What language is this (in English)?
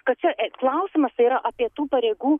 Lithuanian